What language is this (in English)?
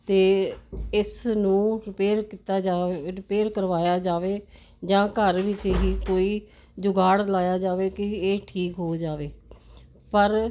Punjabi